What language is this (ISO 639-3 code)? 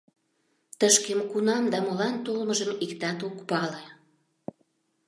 chm